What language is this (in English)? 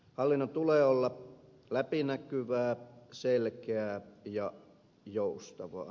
Finnish